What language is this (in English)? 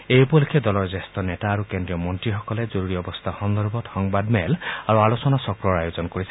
Assamese